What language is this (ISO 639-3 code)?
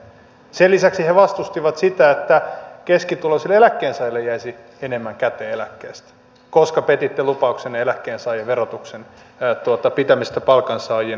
fin